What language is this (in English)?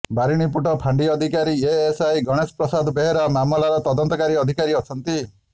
Odia